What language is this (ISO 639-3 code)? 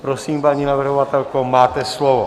ces